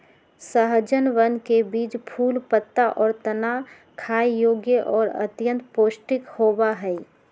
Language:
Magahi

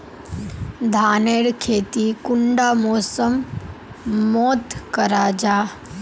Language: Magahi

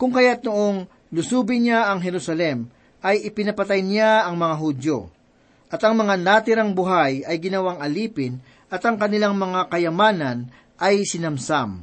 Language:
Filipino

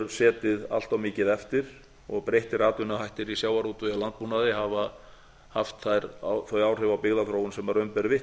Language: Icelandic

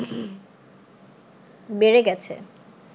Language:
Bangla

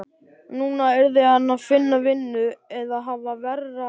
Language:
Icelandic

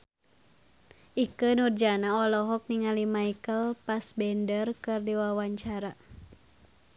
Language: Sundanese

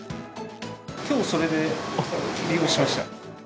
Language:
Japanese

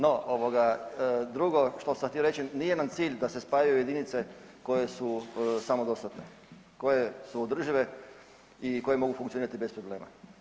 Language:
Croatian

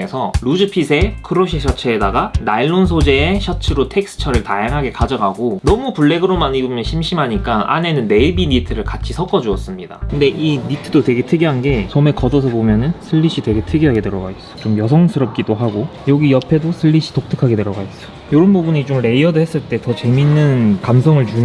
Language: Korean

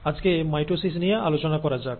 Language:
Bangla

